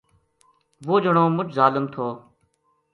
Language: Gujari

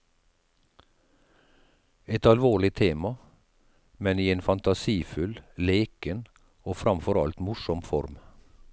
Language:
Norwegian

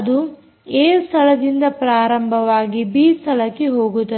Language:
Kannada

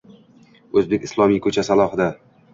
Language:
Uzbek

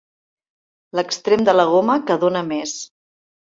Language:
Catalan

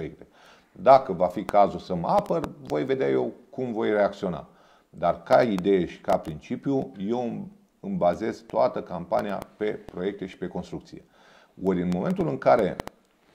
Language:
Romanian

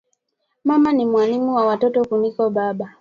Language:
Swahili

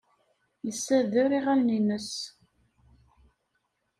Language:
Kabyle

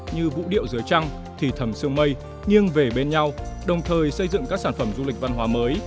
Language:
Vietnamese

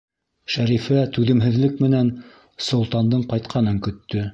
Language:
Bashkir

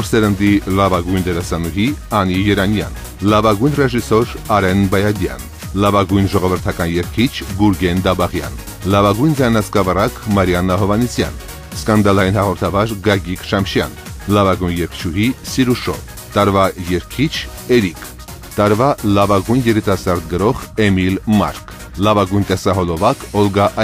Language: Polish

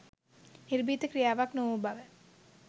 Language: Sinhala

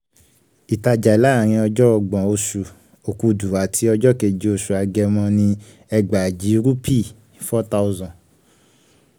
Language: Yoruba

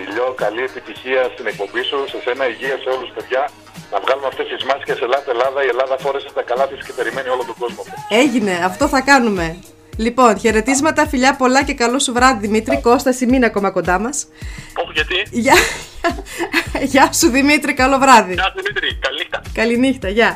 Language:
Greek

